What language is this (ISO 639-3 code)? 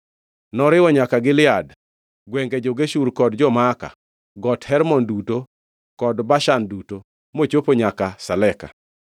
luo